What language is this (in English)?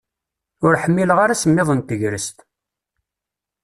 Kabyle